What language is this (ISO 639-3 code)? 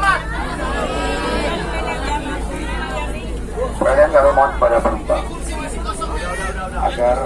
ind